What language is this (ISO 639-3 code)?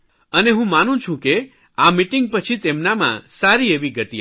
guj